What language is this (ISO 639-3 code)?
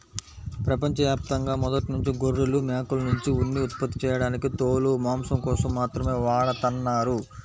tel